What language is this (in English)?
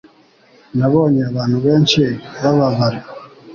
Kinyarwanda